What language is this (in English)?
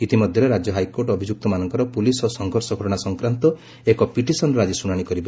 Odia